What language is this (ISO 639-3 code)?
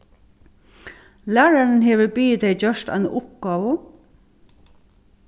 fao